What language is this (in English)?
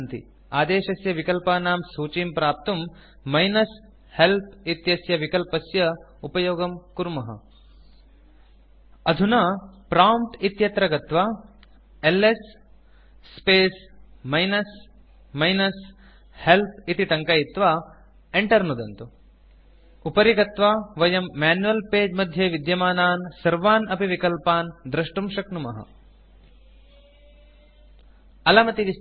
Sanskrit